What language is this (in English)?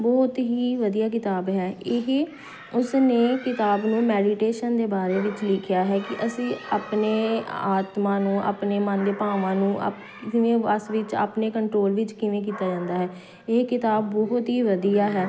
Punjabi